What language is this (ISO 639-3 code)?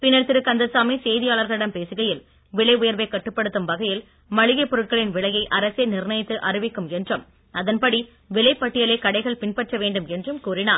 tam